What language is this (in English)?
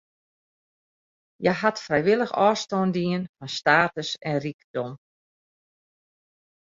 Western Frisian